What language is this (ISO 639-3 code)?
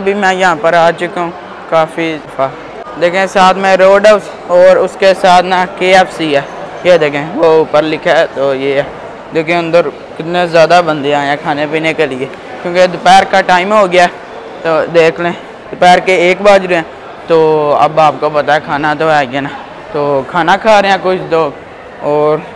hin